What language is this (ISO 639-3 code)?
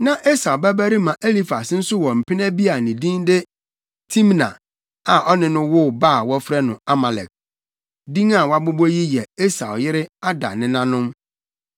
aka